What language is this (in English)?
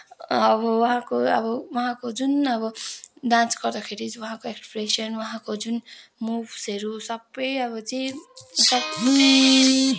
Nepali